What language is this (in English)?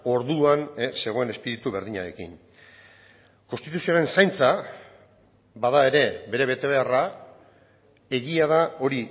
Basque